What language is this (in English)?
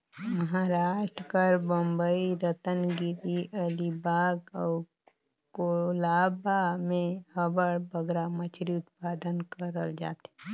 Chhattisgarhi